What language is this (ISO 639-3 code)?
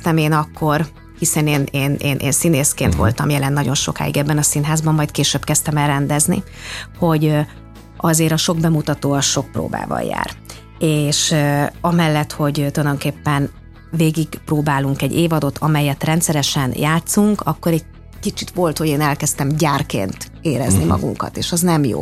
hun